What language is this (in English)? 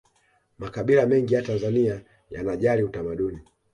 Swahili